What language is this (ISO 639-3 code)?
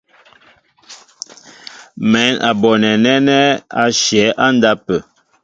mbo